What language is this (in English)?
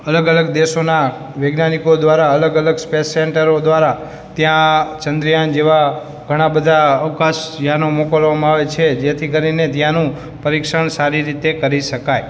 Gujarati